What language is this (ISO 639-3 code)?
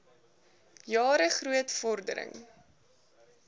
afr